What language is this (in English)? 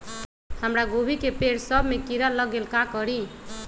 Magahi